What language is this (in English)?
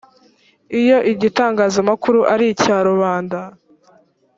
Kinyarwanda